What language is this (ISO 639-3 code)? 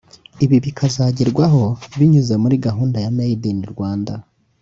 kin